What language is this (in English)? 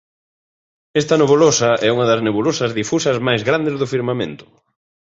Galician